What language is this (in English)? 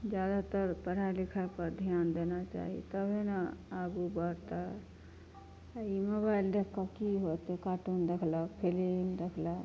Maithili